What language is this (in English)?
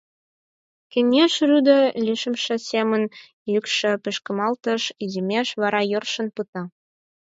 Mari